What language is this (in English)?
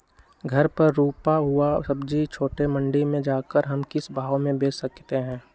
Magahi